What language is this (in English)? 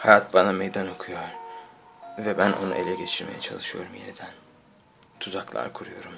Turkish